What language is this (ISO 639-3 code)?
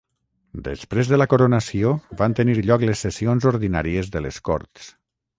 cat